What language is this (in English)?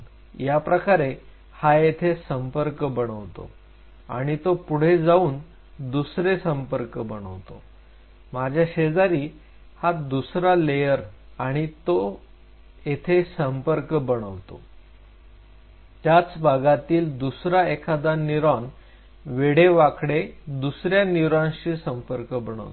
Marathi